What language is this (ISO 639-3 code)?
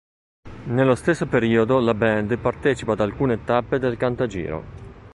ita